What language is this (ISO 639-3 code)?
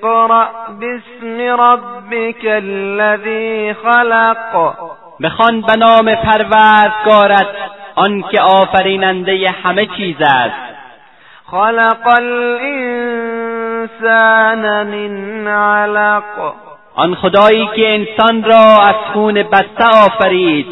fas